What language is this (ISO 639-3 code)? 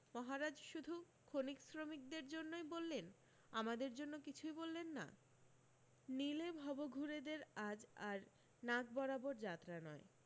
ben